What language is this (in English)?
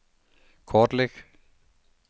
Danish